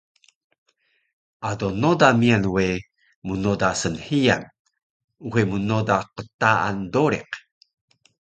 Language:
Taroko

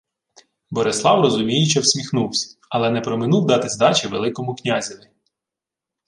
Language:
Ukrainian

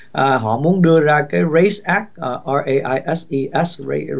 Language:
Vietnamese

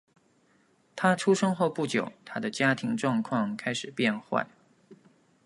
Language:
Chinese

